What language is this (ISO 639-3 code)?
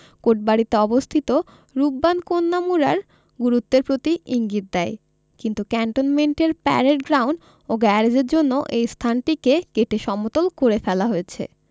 ben